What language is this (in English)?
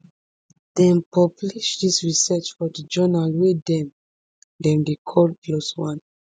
Nigerian Pidgin